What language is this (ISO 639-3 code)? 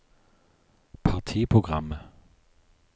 nor